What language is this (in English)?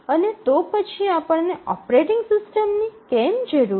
Gujarati